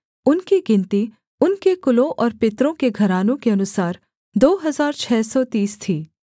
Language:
Hindi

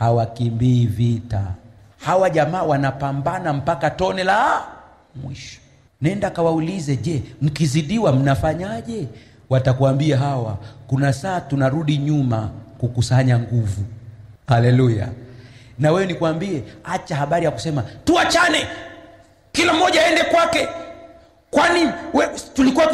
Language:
Swahili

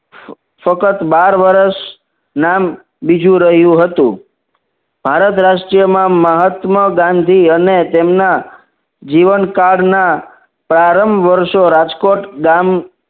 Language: Gujarati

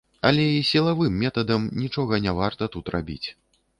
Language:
Belarusian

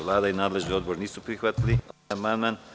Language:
Serbian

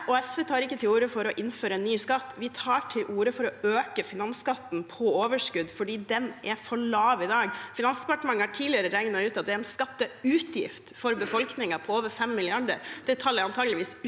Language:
Norwegian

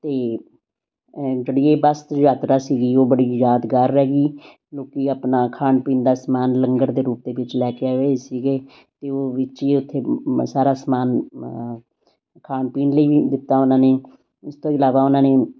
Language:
Punjabi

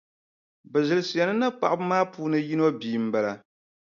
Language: Dagbani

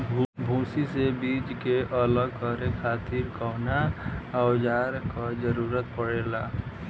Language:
Bhojpuri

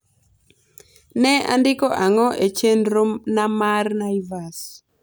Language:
Luo (Kenya and Tanzania)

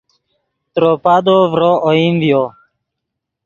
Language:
Yidgha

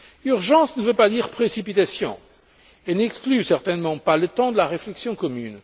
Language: French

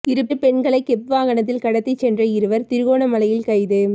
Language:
Tamil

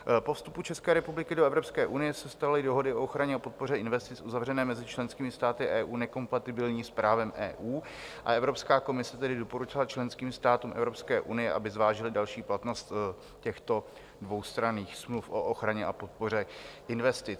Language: Czech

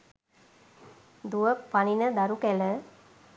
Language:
Sinhala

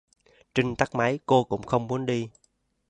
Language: Vietnamese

